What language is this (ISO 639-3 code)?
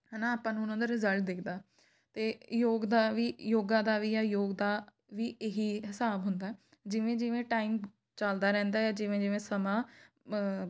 pan